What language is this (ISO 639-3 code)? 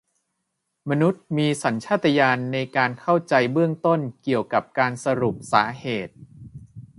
tha